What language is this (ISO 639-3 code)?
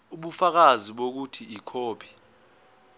zul